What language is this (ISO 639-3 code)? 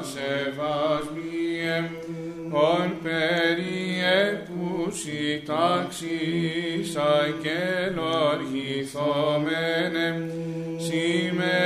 ell